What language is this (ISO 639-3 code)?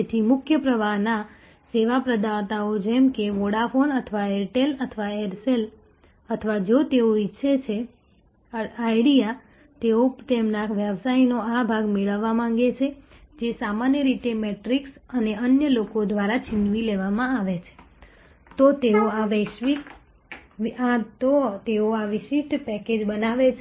guj